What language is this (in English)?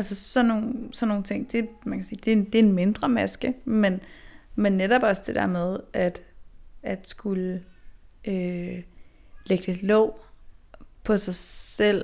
Danish